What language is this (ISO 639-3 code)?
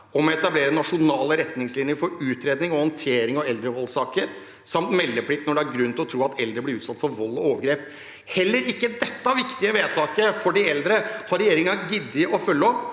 nor